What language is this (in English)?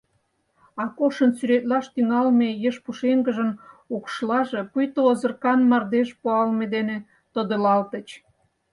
Mari